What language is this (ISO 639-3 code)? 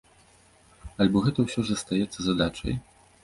bel